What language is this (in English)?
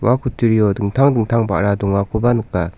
Garo